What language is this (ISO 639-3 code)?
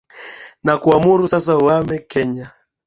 swa